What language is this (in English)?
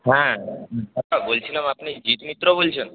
Bangla